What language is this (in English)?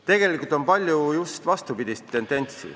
Estonian